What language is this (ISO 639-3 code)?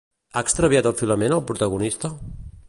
cat